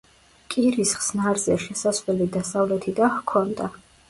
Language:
Georgian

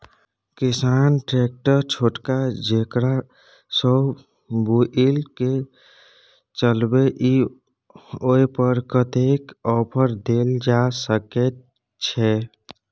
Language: Maithili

